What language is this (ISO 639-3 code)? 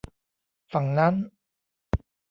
tha